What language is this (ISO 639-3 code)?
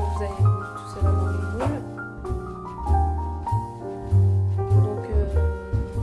fra